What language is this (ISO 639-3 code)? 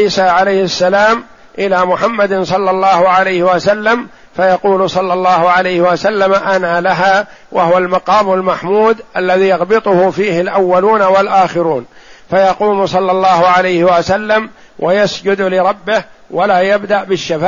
ara